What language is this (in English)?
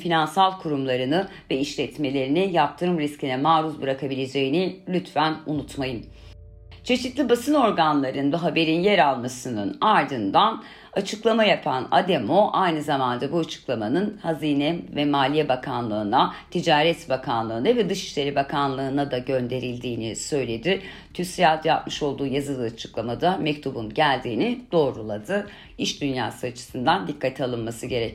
Turkish